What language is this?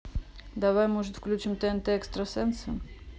Russian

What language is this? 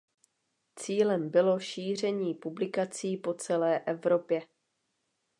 Czech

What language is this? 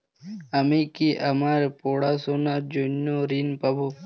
Bangla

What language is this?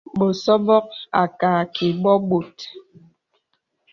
Bebele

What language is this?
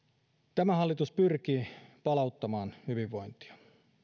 Finnish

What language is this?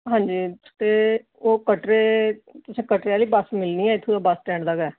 Dogri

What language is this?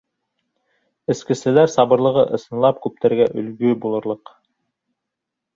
Bashkir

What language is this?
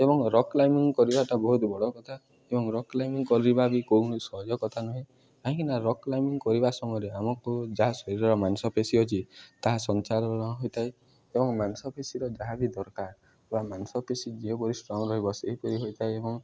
Odia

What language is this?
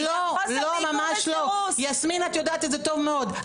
Hebrew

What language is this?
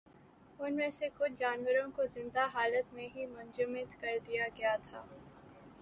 Urdu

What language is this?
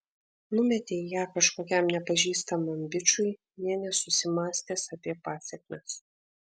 Lithuanian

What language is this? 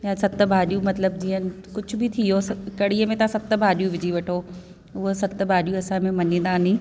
Sindhi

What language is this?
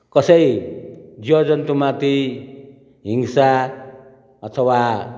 Nepali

